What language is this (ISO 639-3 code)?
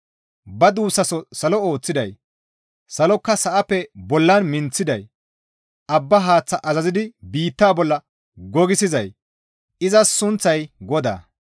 gmv